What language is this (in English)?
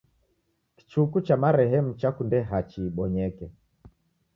Taita